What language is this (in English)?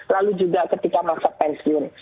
Indonesian